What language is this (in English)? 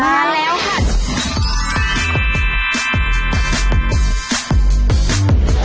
Thai